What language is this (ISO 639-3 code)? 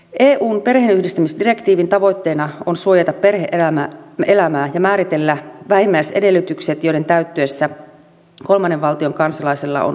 fin